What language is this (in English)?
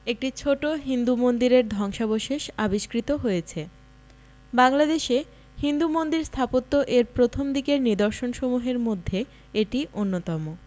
Bangla